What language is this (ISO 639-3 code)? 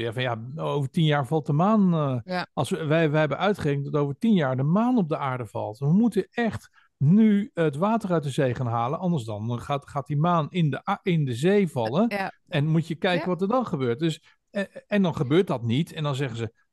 nld